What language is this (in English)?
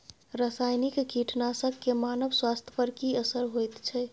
Maithili